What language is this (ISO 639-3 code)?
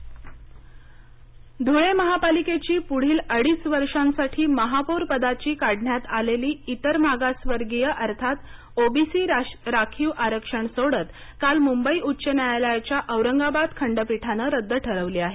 mar